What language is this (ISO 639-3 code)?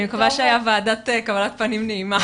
heb